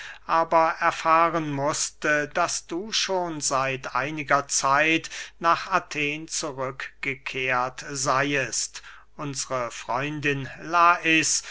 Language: German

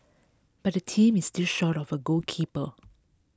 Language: English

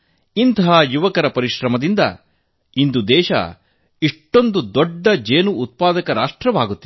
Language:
Kannada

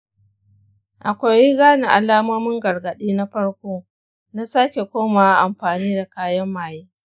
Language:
Hausa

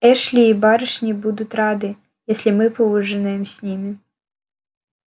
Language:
Russian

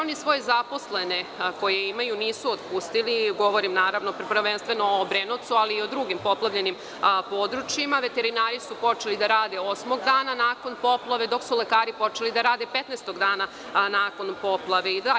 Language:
Serbian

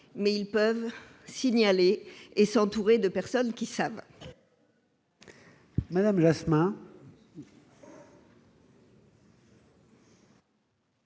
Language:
French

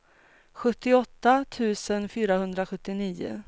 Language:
Swedish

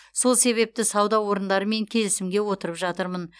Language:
Kazakh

